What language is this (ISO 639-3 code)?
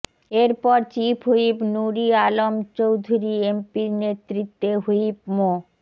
ben